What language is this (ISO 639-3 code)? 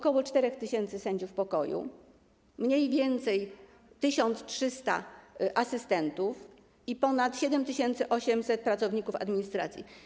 pol